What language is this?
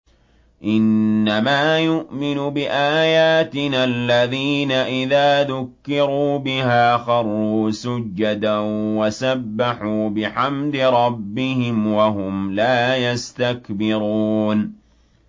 Arabic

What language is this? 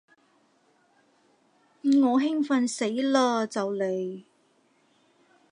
Cantonese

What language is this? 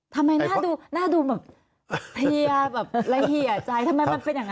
Thai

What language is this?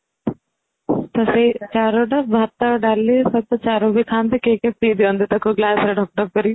Odia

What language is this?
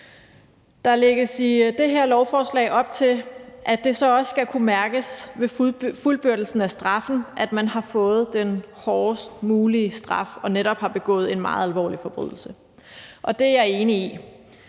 Danish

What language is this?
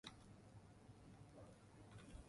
Central Kurdish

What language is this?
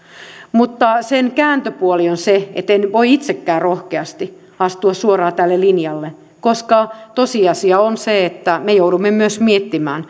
Finnish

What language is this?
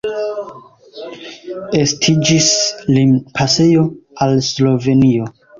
Esperanto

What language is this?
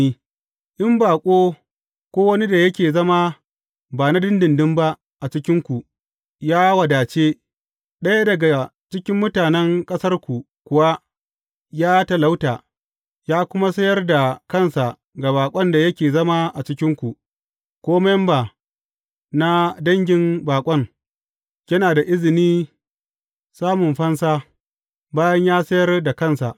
Hausa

